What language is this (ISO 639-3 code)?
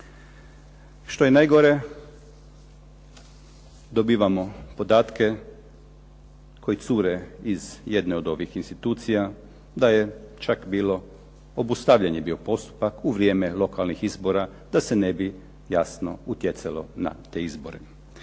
hrv